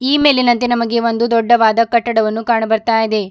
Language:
Kannada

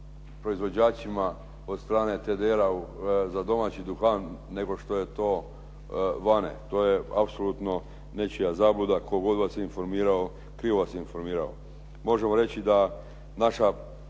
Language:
Croatian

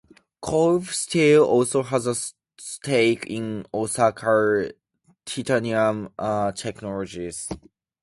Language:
English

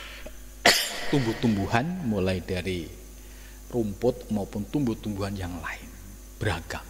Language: Indonesian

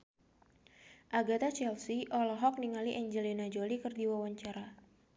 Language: Sundanese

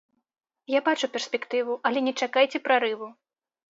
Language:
Belarusian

